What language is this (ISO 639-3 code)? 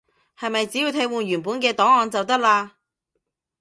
yue